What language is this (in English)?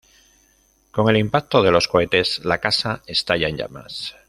Spanish